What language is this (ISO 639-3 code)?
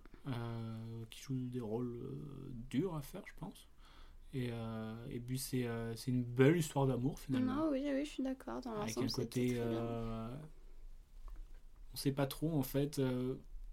fra